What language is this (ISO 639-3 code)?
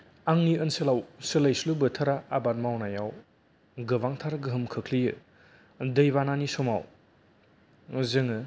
brx